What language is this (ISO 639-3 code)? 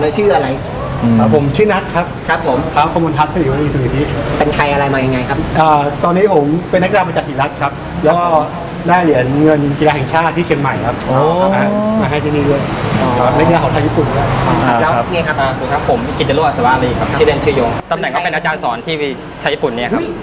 tha